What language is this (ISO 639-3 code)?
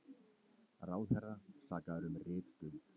isl